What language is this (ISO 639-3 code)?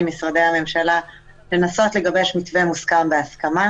heb